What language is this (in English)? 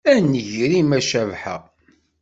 Kabyle